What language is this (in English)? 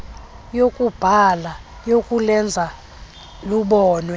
Xhosa